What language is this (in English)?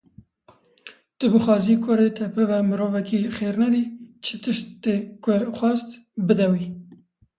Kurdish